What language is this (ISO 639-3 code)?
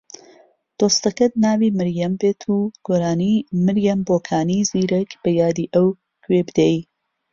ckb